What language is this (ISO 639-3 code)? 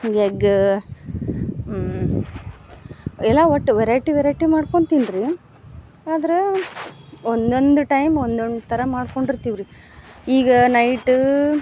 kan